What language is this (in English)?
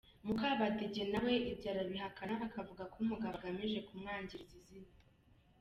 Kinyarwanda